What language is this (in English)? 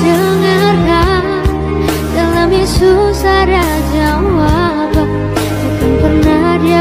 Indonesian